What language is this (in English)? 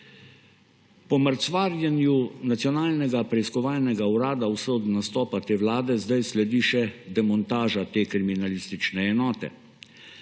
Slovenian